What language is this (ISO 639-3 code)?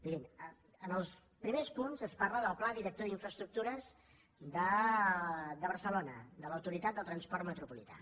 cat